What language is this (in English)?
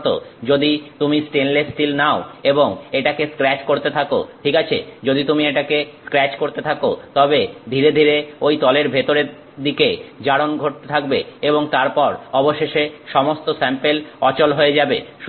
Bangla